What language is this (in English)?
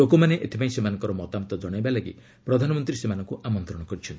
Odia